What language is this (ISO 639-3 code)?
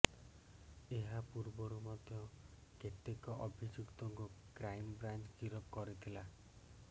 ori